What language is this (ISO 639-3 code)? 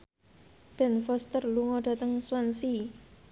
jav